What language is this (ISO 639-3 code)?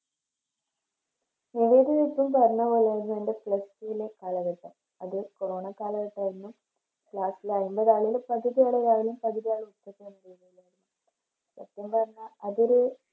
mal